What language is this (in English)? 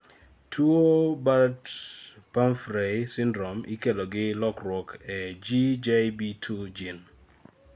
Luo (Kenya and Tanzania)